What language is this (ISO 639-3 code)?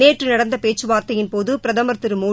tam